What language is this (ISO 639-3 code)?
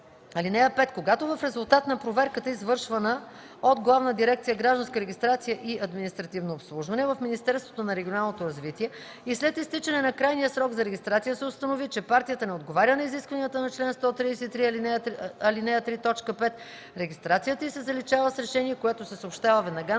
bul